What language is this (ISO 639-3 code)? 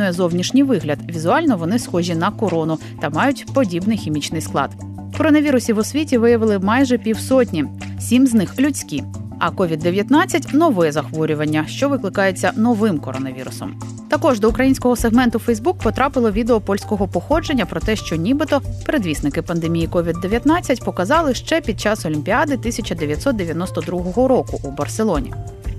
ukr